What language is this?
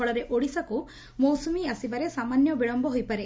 Odia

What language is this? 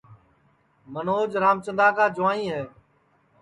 Sansi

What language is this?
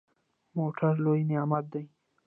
Pashto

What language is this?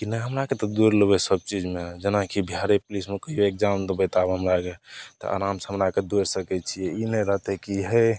Maithili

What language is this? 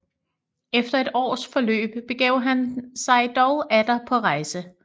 Danish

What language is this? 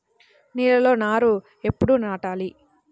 Telugu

